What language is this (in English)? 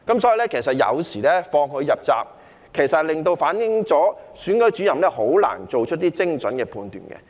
Cantonese